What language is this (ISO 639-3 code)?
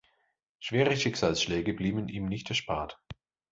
deu